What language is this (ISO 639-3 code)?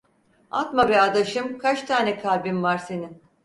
tur